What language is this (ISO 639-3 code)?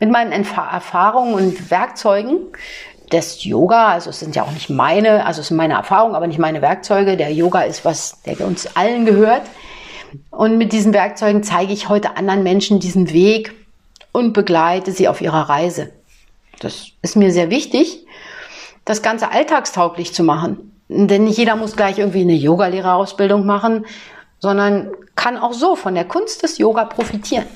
deu